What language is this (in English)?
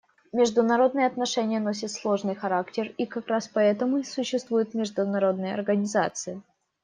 Russian